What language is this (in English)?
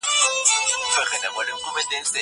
Pashto